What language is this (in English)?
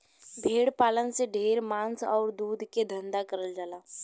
Bhojpuri